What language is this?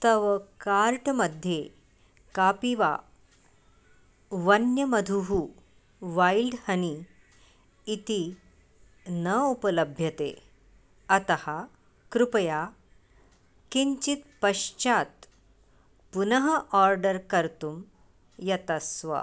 Sanskrit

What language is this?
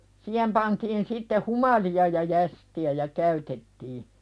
Finnish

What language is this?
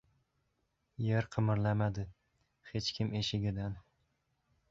Uzbek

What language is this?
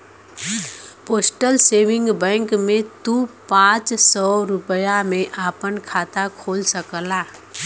Bhojpuri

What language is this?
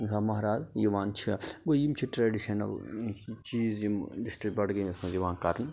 Kashmiri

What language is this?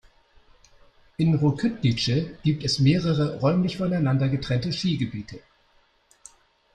German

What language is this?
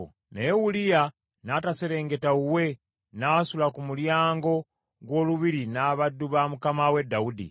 Ganda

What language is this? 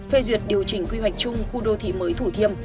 Vietnamese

